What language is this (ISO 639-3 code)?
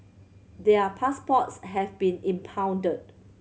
eng